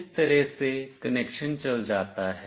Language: Hindi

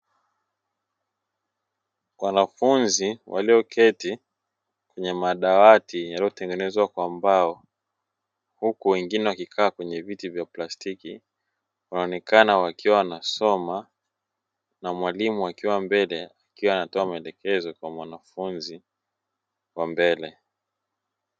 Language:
Swahili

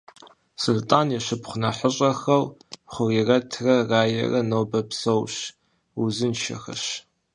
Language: Kabardian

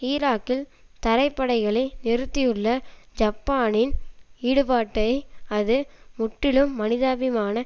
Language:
Tamil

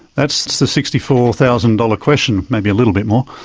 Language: English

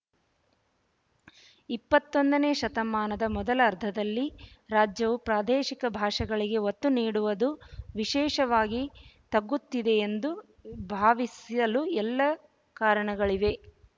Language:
Kannada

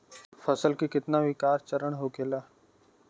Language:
Bhojpuri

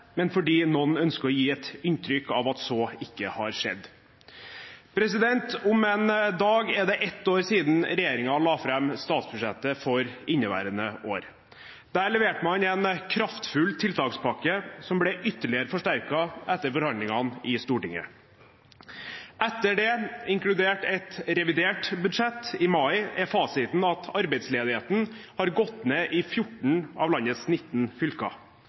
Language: Norwegian Bokmål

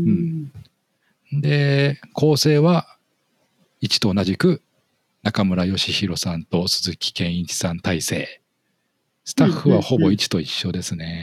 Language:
Japanese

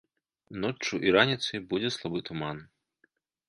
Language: Belarusian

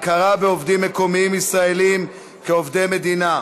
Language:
Hebrew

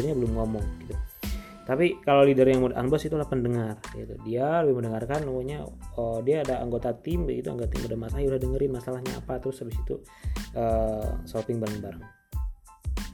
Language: Indonesian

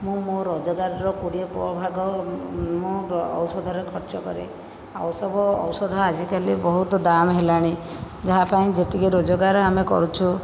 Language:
Odia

